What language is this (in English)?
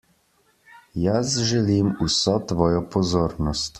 Slovenian